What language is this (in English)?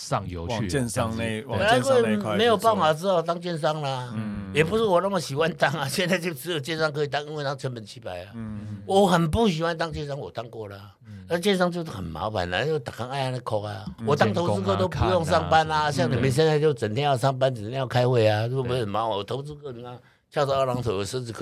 Chinese